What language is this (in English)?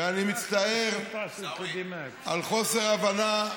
Hebrew